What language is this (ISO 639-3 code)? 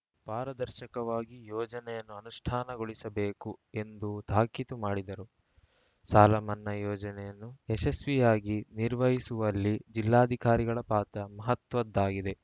kan